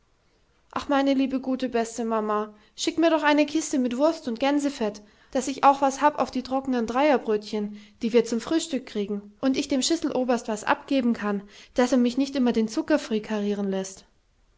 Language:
German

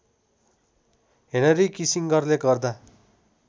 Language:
Nepali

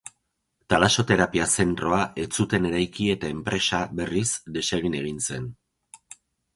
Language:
Basque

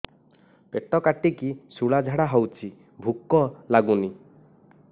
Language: Odia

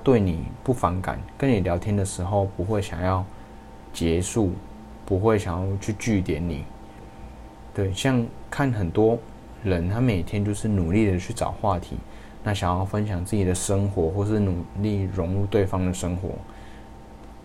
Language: Chinese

